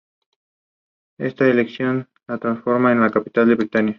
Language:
Spanish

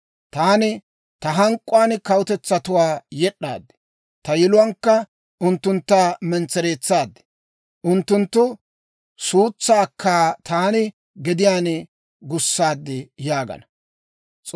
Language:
Dawro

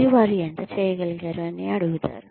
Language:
Telugu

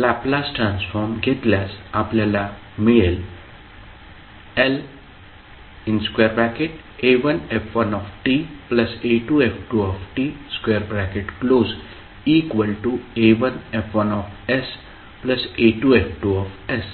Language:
Marathi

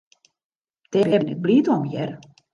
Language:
Western Frisian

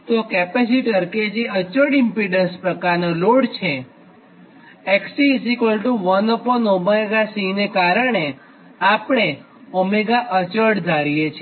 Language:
Gujarati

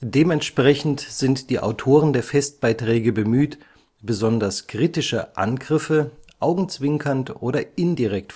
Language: German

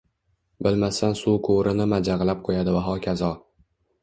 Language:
Uzbek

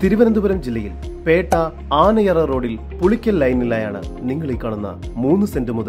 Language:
Malayalam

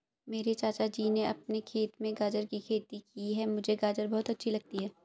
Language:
Hindi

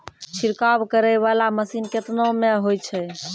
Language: Maithili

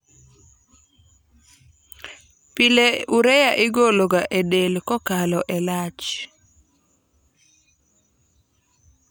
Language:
Luo (Kenya and Tanzania)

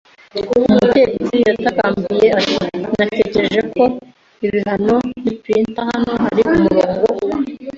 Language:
Kinyarwanda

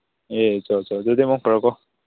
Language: Manipuri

